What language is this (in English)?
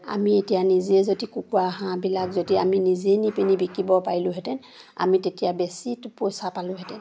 Assamese